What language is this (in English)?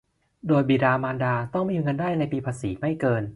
Thai